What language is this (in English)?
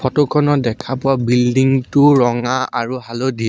Assamese